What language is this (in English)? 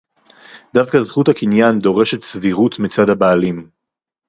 Hebrew